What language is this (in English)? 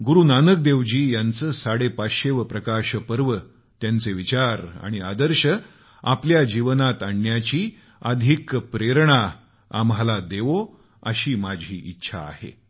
Marathi